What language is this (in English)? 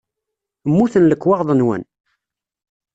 Kabyle